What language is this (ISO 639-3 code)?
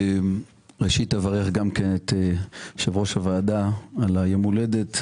heb